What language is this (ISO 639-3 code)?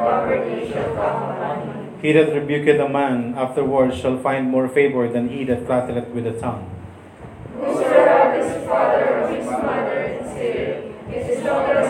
fil